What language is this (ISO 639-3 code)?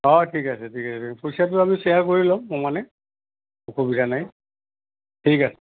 asm